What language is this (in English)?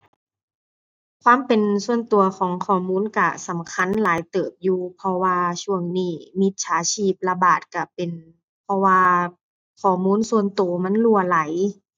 Thai